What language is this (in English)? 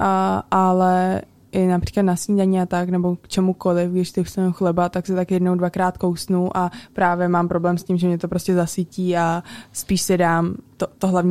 Czech